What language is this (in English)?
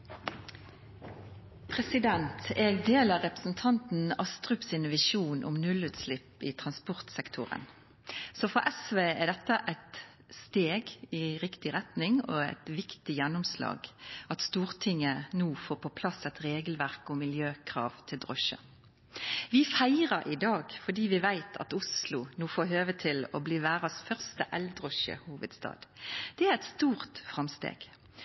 Norwegian Nynorsk